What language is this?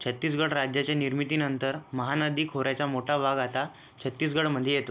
Marathi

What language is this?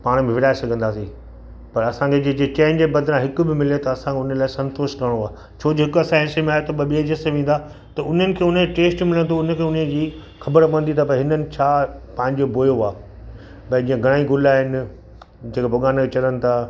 Sindhi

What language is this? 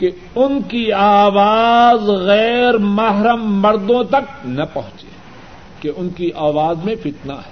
Urdu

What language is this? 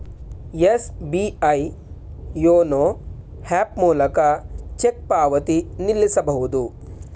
Kannada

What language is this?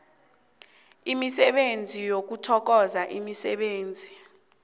South Ndebele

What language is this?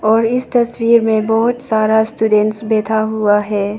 Hindi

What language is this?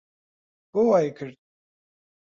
Central Kurdish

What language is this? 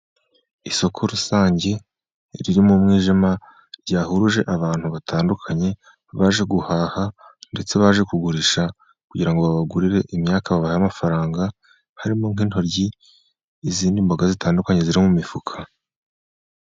Kinyarwanda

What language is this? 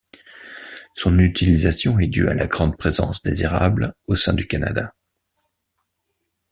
French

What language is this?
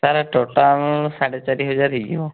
Odia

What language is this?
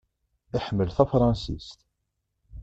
Kabyle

